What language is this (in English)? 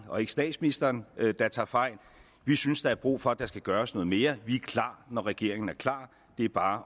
Danish